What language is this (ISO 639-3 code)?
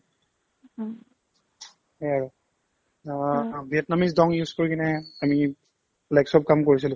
asm